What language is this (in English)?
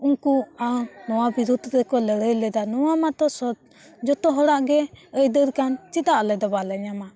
Santali